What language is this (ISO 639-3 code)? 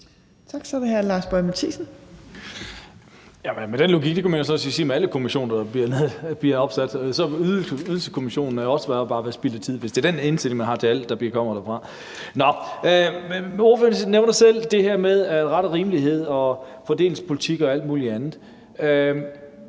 dan